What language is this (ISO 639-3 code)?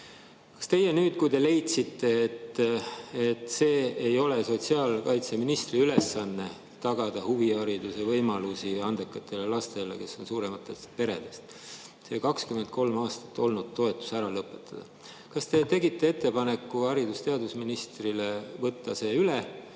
est